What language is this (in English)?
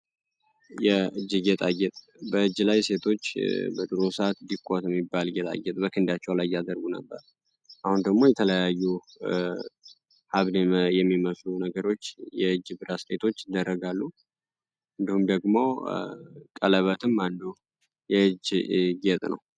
Amharic